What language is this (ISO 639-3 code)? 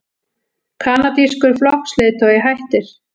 isl